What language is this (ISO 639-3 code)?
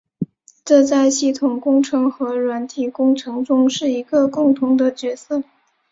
zho